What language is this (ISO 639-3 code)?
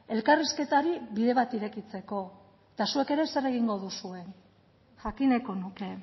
eus